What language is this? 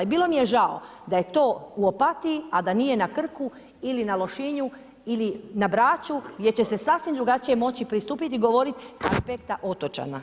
Croatian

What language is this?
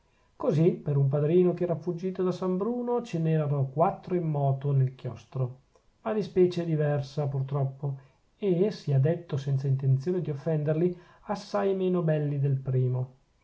Italian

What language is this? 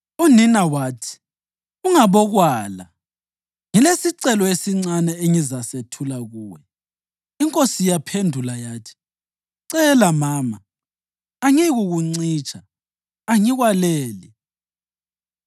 North Ndebele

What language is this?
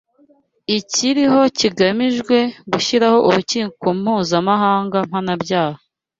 Kinyarwanda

